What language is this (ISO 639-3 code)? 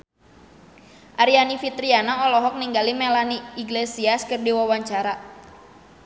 sun